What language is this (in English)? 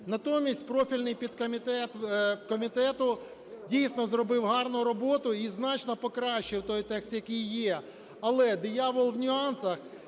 Ukrainian